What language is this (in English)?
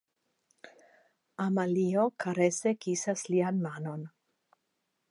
Esperanto